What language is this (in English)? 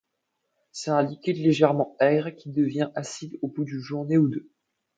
French